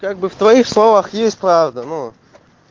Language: Russian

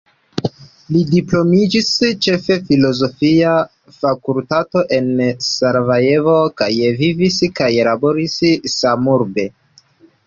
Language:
Esperanto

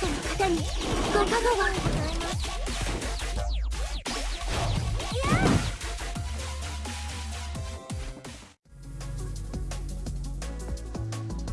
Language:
Japanese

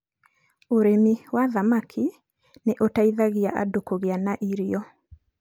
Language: Kikuyu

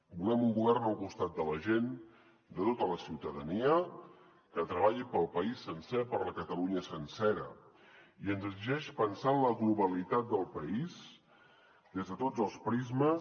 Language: Catalan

